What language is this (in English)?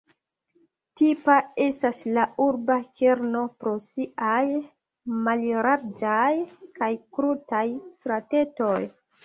Esperanto